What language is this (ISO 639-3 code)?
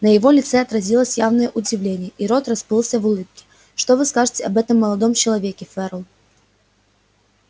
rus